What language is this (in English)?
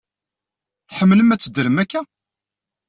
Kabyle